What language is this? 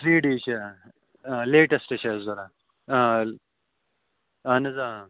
Kashmiri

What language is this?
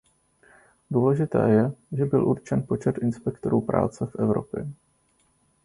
Czech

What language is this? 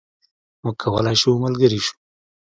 Pashto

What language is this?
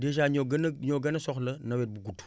Wolof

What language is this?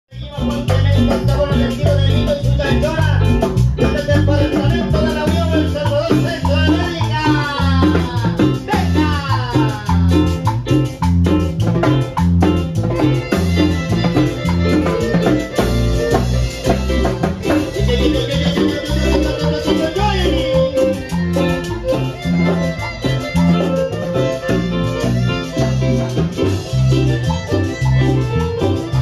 Thai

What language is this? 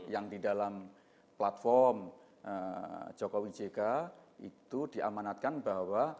Indonesian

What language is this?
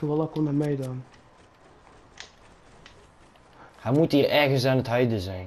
Dutch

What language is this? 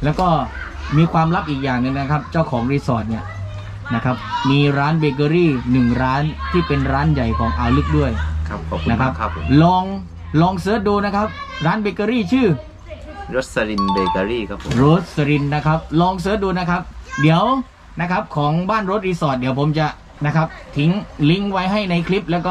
Thai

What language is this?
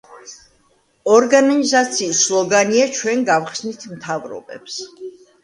Georgian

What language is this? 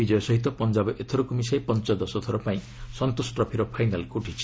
Odia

